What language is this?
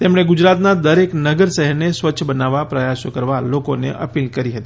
Gujarati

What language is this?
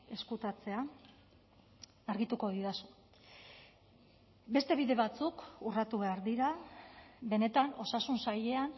Basque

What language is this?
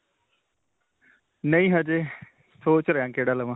Punjabi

